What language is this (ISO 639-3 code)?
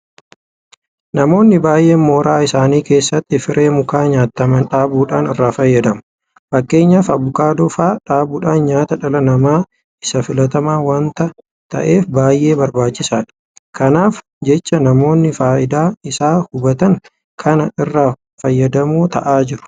orm